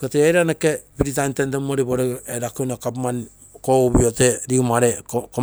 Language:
Terei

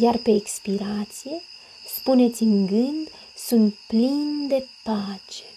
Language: Romanian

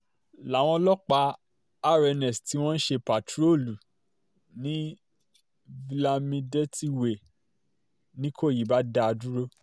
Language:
Yoruba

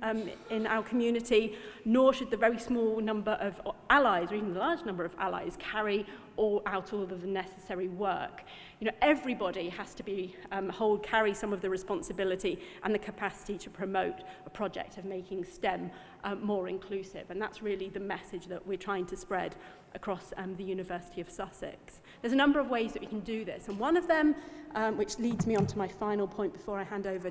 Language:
English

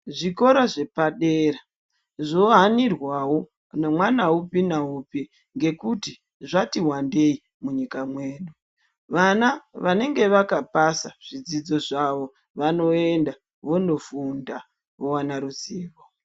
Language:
Ndau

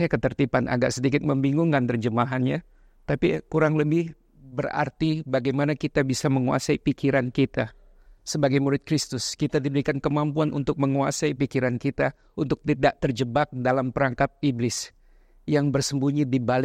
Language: Indonesian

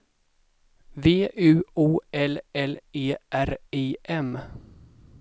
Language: Swedish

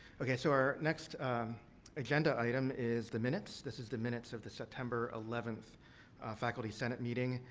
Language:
English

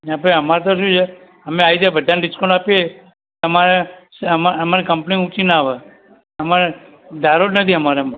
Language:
Gujarati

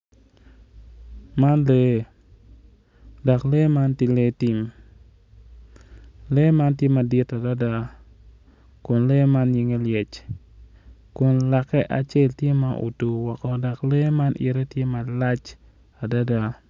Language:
Acoli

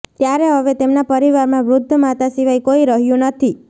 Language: Gujarati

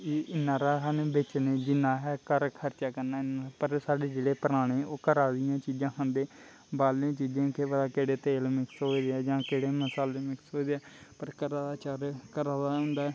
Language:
Dogri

